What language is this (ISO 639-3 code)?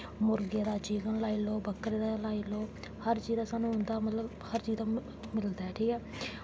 doi